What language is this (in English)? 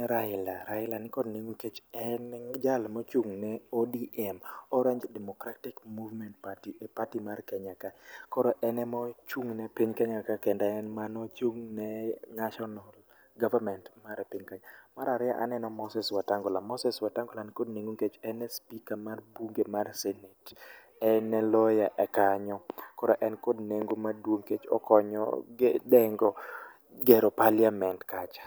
Luo (Kenya and Tanzania)